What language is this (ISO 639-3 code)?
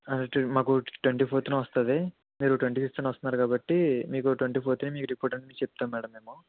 tel